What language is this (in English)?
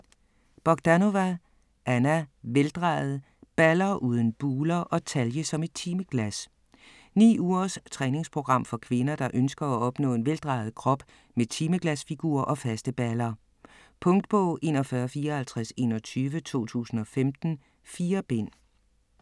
Danish